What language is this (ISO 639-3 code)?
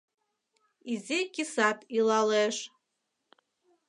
chm